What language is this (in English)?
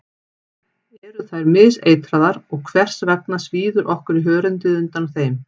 Icelandic